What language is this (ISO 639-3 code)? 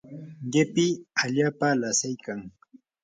qur